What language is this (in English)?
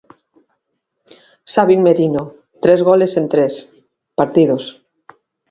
Galician